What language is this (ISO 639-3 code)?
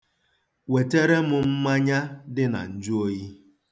ibo